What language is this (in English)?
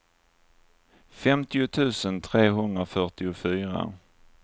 Swedish